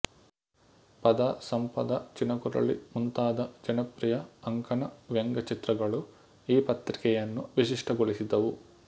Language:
Kannada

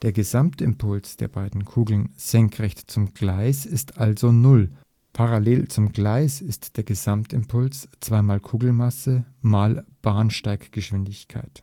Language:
German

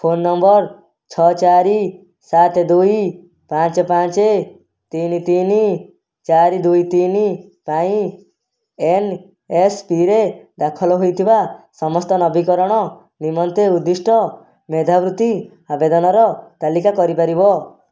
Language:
Odia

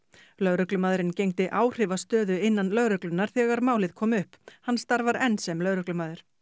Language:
Icelandic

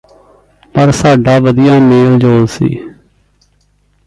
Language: Punjabi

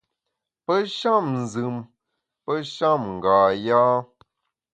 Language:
Bamun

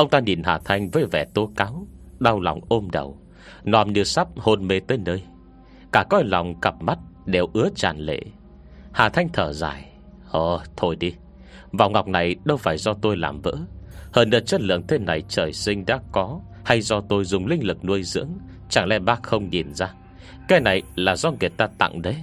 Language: Vietnamese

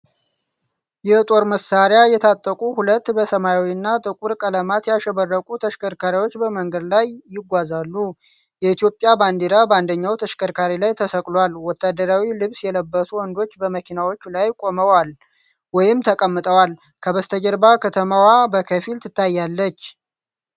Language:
Amharic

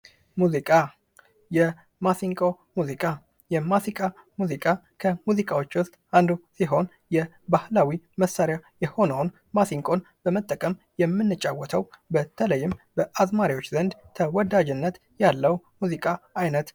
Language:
Amharic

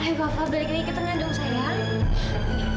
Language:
Indonesian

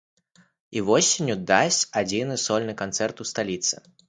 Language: Belarusian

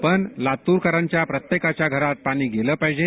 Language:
Marathi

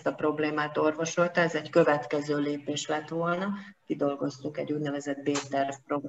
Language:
Hungarian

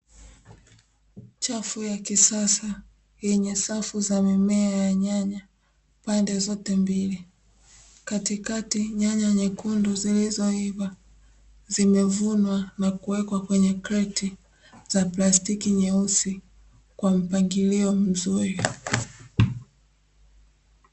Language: Swahili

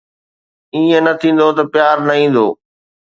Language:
Sindhi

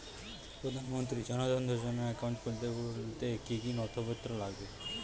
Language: Bangla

